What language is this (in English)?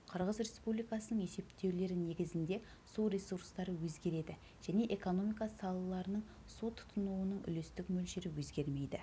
Kazakh